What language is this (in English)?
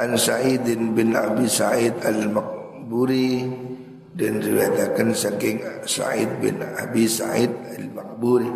Indonesian